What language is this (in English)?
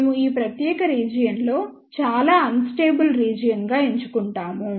Telugu